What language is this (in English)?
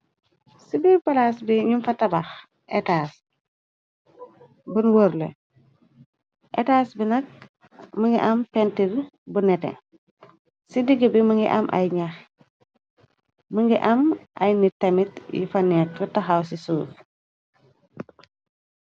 Wolof